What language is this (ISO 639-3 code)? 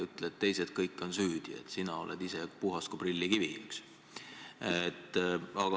est